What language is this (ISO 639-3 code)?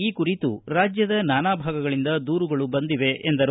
kan